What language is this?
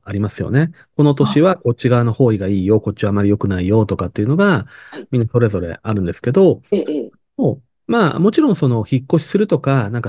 Japanese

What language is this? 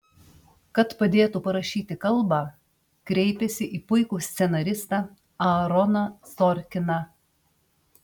Lithuanian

